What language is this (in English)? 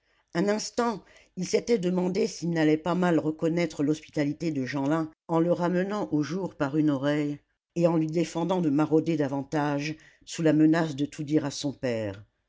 French